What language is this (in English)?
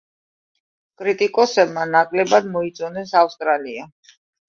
Georgian